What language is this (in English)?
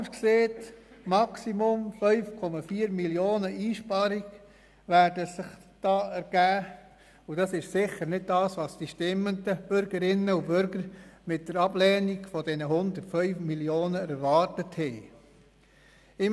Swiss German